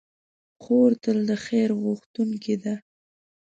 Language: Pashto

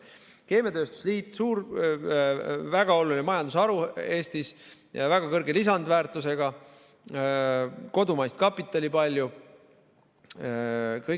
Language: Estonian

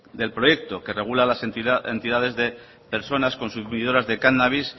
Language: Spanish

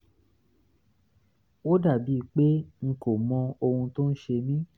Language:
Yoruba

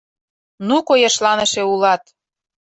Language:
Mari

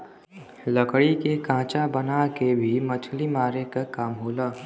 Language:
Bhojpuri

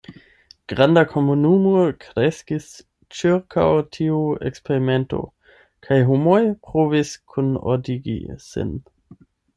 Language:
Esperanto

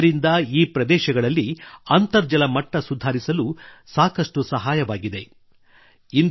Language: Kannada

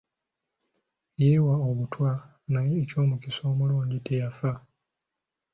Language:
Ganda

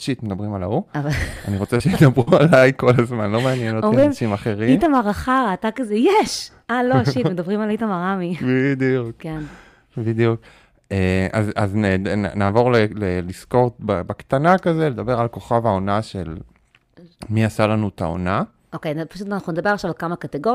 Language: Hebrew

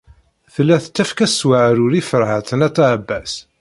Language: Kabyle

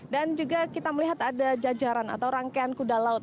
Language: Indonesian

